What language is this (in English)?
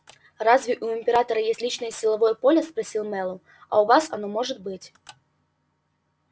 Russian